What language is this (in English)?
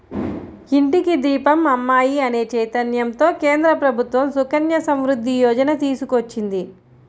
Telugu